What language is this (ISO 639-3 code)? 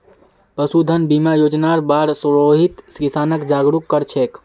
mag